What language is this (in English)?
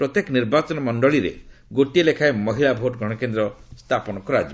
Odia